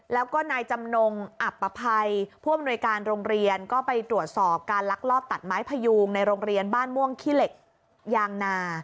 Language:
Thai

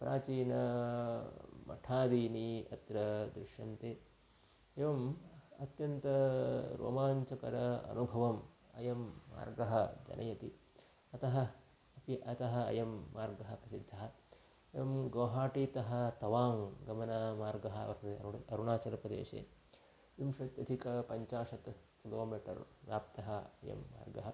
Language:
Sanskrit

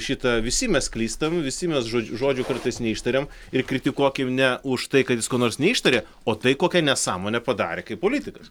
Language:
Lithuanian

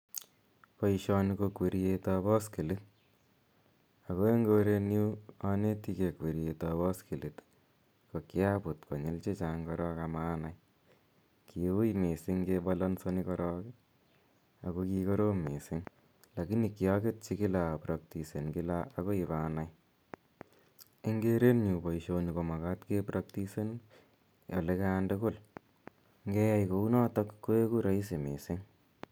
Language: Kalenjin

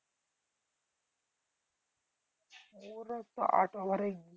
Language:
Bangla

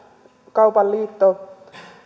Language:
Finnish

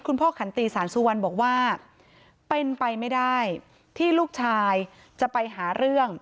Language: Thai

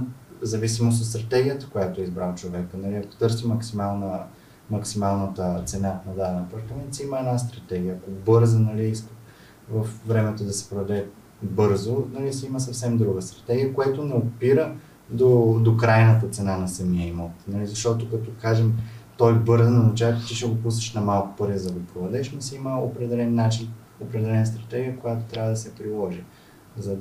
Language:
Bulgarian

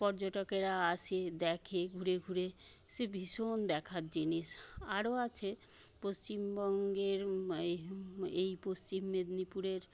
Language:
Bangla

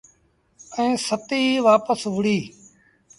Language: Sindhi Bhil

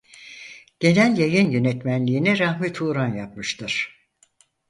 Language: Turkish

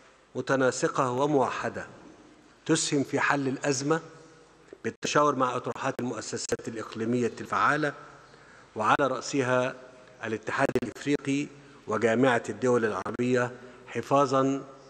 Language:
Arabic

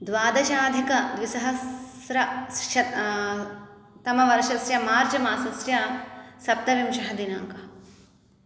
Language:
Sanskrit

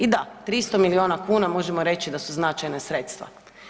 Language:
Croatian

